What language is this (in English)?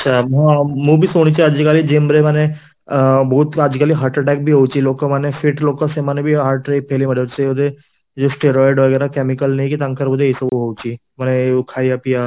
Odia